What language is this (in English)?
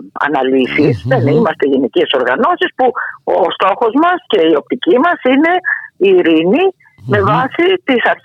Greek